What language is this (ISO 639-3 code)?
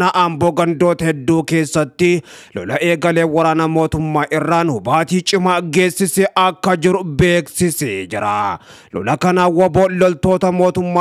ara